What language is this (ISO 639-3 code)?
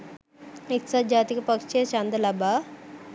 sin